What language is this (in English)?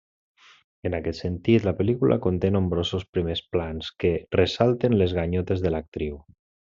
Catalan